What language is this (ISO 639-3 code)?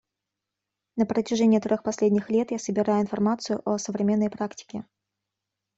rus